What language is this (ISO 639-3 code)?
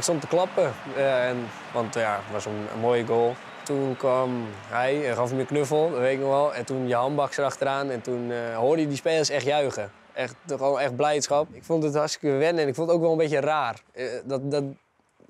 nld